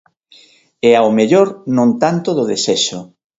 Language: Galician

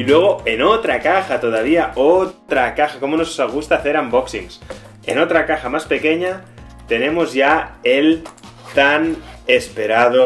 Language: Spanish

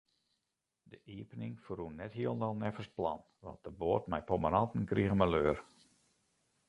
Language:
Western Frisian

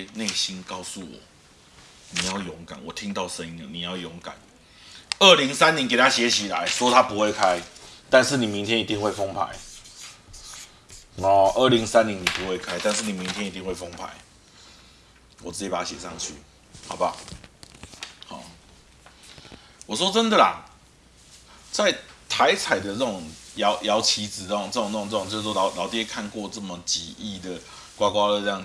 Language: Chinese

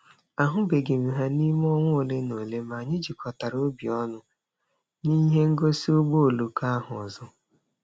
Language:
Igbo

